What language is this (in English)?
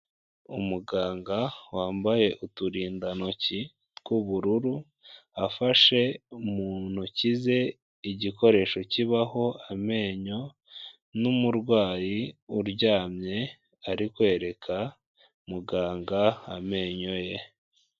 Kinyarwanda